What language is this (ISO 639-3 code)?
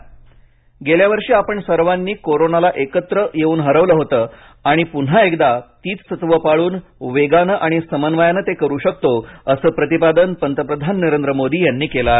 mar